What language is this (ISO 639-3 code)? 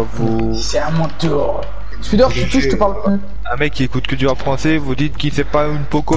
fra